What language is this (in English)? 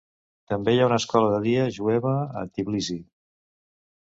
Catalan